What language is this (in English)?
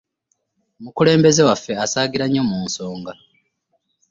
Ganda